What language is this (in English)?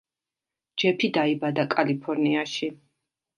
Georgian